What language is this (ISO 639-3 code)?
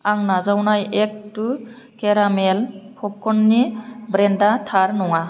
brx